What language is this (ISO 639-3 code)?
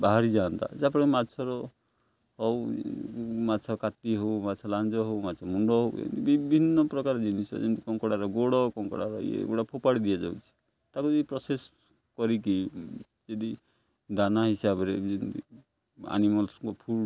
ori